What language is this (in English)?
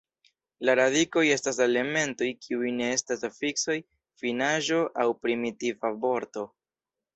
Esperanto